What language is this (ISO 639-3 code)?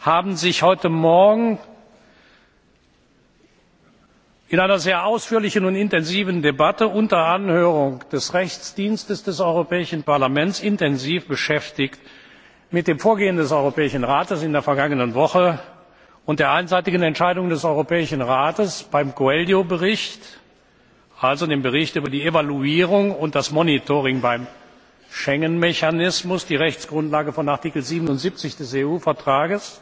deu